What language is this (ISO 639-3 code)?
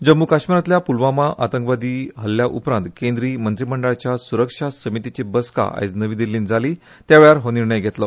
kok